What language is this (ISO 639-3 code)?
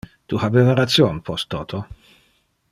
ina